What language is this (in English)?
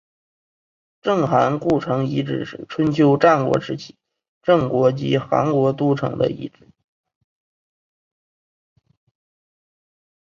Chinese